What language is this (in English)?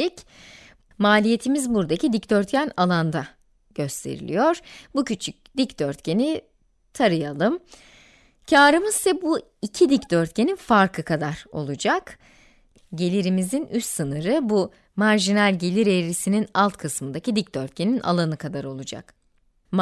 Turkish